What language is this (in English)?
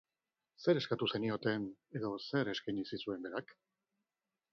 Basque